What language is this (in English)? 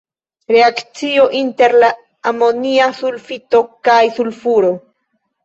Esperanto